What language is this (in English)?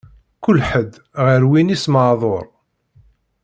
Kabyle